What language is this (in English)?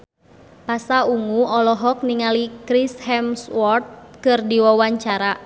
Sundanese